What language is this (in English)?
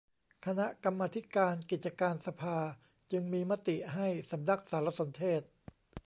Thai